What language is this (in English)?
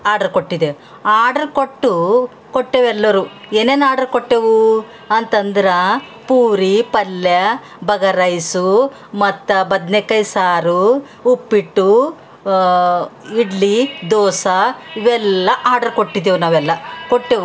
Kannada